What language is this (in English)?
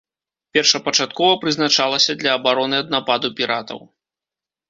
Belarusian